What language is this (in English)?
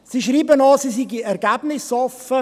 Swiss German